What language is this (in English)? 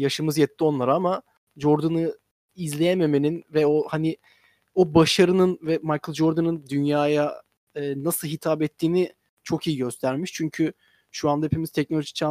Turkish